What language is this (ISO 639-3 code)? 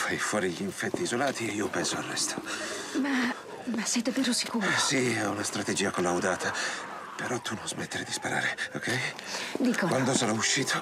ita